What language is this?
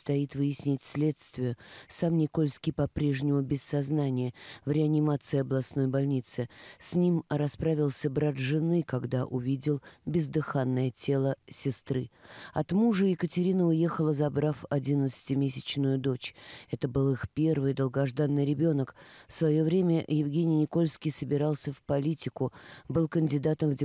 Russian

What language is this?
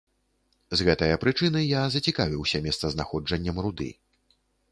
Belarusian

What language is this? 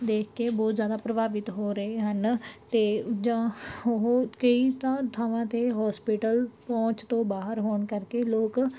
Punjabi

